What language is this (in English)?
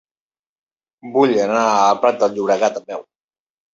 Catalan